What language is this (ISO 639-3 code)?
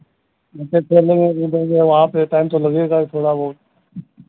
hin